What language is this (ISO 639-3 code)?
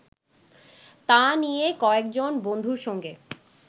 ben